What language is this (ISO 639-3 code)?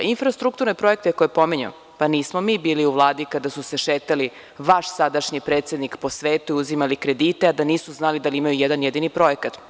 srp